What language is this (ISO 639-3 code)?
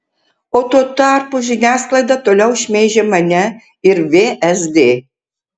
lit